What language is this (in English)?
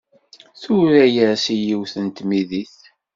Kabyle